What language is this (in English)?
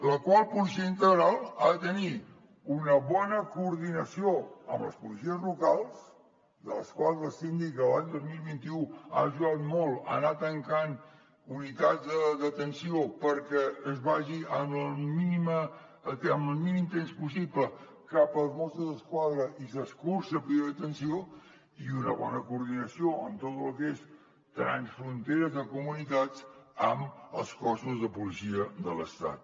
Catalan